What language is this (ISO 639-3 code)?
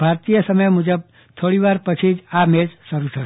guj